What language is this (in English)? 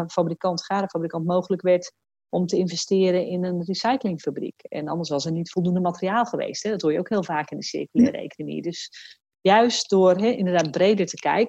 Dutch